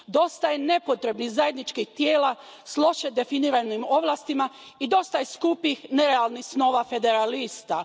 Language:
Croatian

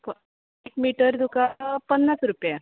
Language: Konkani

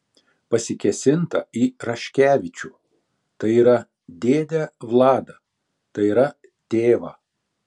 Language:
Lithuanian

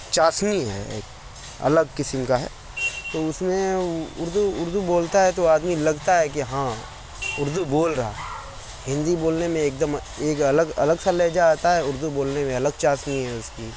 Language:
Urdu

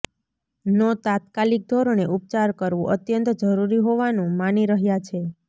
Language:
Gujarati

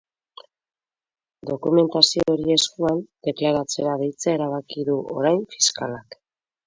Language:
Basque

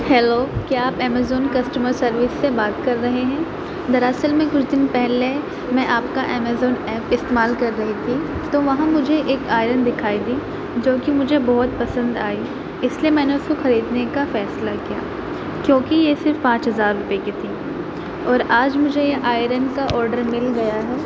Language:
Urdu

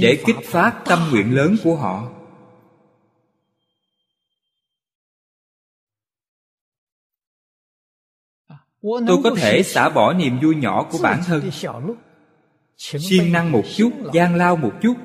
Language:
Vietnamese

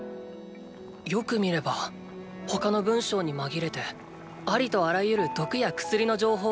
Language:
Japanese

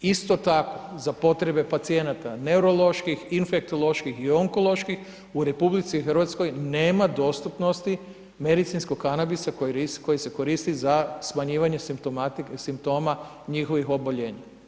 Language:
Croatian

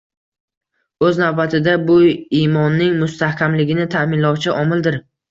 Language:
Uzbek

